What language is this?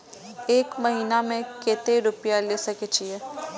Maithili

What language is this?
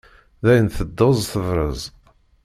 Kabyle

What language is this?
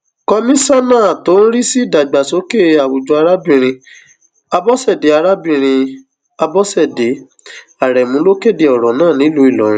Yoruba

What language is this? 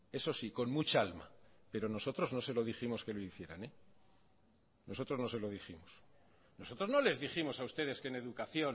Spanish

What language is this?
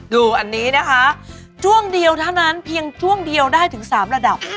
Thai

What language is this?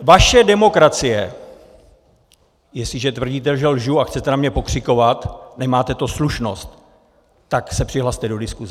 Czech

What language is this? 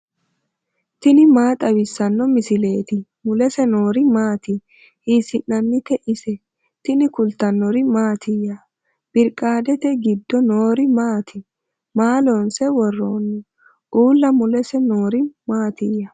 Sidamo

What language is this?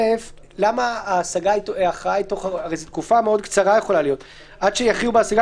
Hebrew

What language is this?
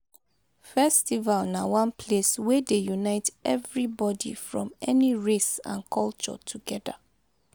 Nigerian Pidgin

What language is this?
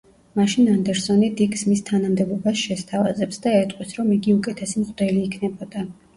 Georgian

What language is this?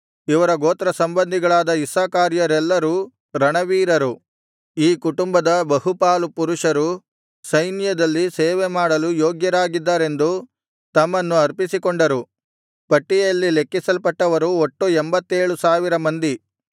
Kannada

